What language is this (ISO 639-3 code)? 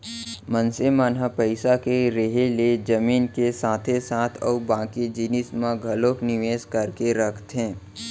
hne